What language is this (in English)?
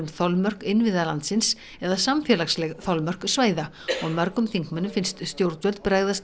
Icelandic